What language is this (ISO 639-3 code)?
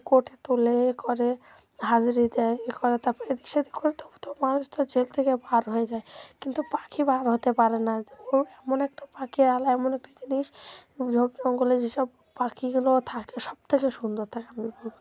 ben